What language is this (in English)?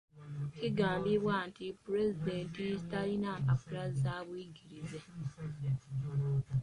Ganda